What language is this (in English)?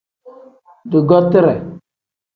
Tem